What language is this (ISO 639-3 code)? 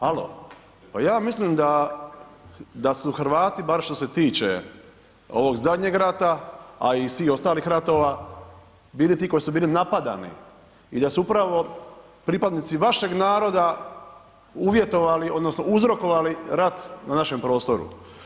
hrv